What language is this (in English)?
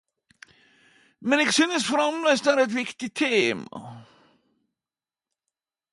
Norwegian Nynorsk